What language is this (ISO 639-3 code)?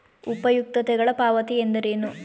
kan